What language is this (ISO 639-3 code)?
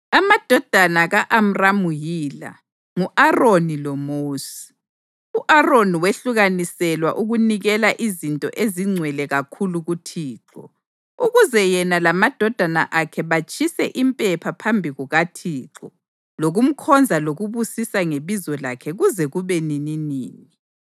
nde